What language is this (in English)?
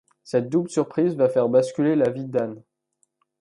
French